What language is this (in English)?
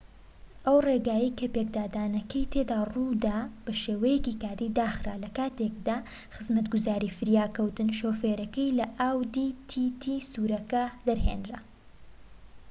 Central Kurdish